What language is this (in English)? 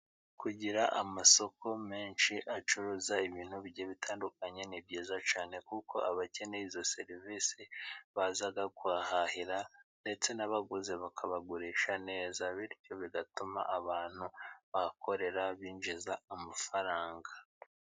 Kinyarwanda